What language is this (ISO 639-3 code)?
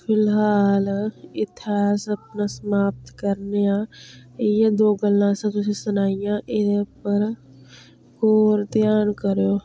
doi